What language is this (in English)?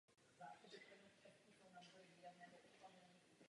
Czech